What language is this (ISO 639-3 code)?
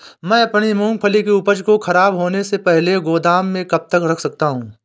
hin